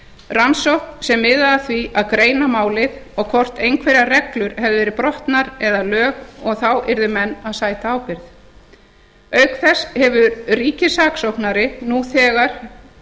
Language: Icelandic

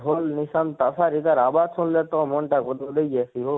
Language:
Odia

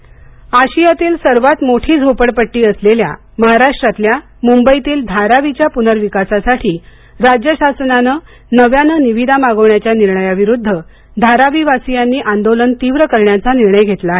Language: Marathi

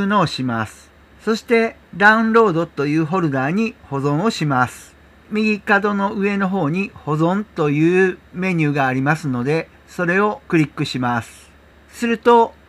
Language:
Japanese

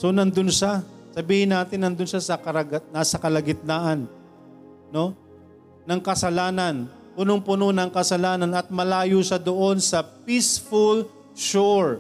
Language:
Filipino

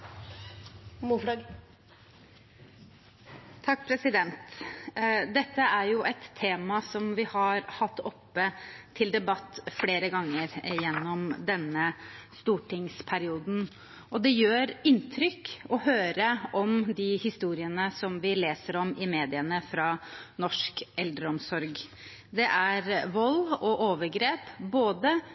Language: Norwegian Bokmål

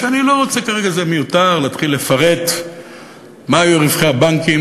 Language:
Hebrew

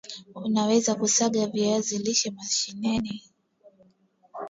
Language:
Swahili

